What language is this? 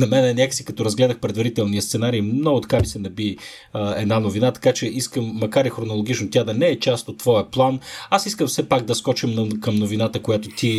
Bulgarian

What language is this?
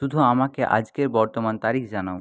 Bangla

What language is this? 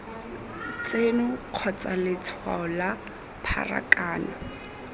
Tswana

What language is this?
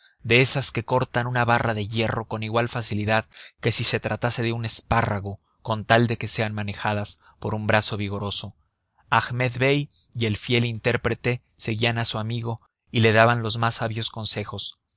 Spanish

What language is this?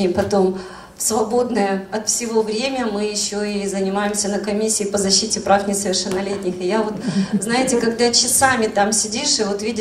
Russian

